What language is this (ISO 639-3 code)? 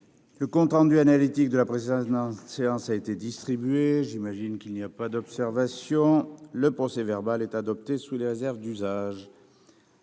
fra